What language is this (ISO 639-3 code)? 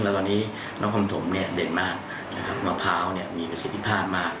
tha